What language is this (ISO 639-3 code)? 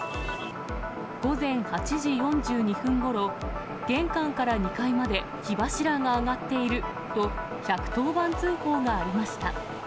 jpn